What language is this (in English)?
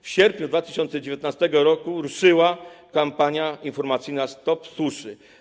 Polish